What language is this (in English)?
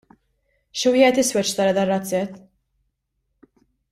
Maltese